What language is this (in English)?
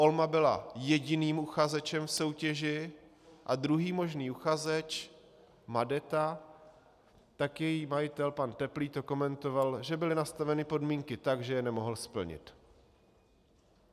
Czech